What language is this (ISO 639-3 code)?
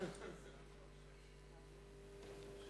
heb